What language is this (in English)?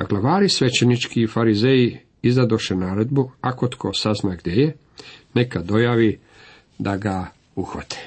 Croatian